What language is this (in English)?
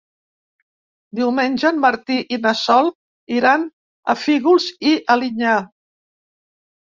Catalan